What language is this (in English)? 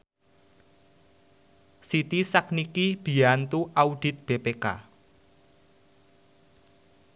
Javanese